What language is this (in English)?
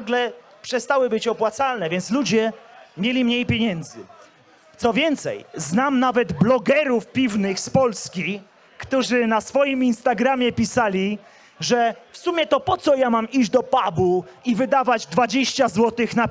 Polish